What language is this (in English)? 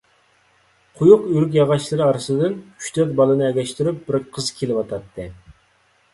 Uyghur